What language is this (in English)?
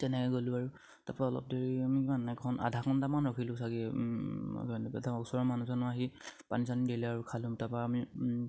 Assamese